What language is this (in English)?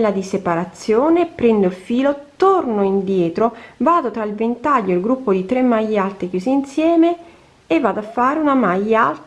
Italian